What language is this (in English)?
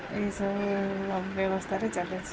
Odia